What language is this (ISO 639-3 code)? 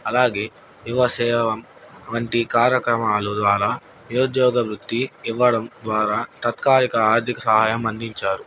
tel